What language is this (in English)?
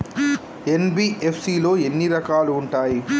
Telugu